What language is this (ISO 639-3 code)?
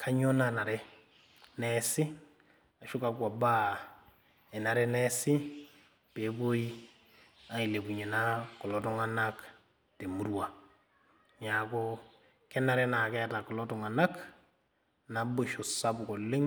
mas